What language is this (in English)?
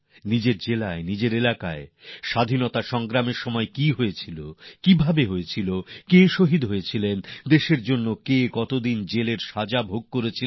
Bangla